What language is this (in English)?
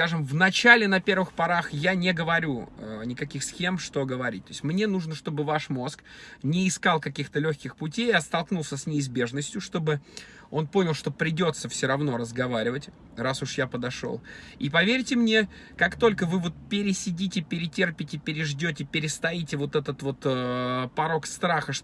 Russian